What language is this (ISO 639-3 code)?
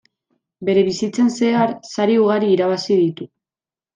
eus